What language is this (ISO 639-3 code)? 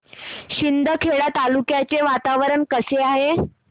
mar